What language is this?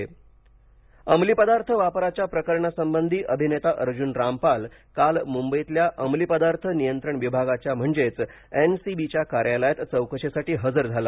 Marathi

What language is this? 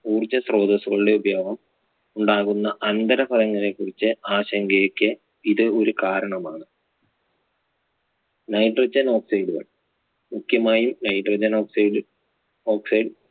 Malayalam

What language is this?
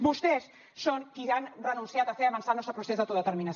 Catalan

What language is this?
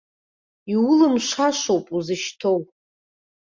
Abkhazian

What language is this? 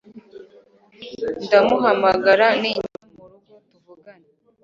Kinyarwanda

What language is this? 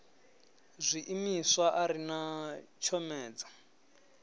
Venda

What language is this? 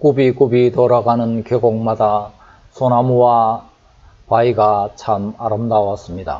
Korean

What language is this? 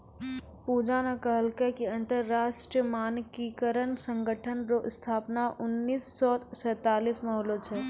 Maithili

